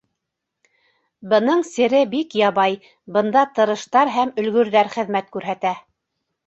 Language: Bashkir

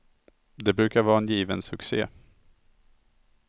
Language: Swedish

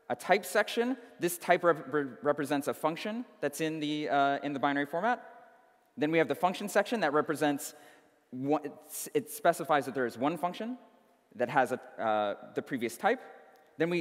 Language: English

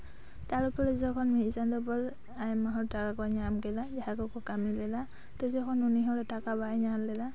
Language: Santali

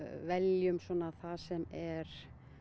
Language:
Icelandic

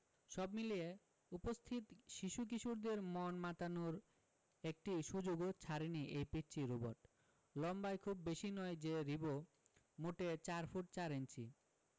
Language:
Bangla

